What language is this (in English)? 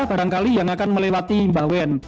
Indonesian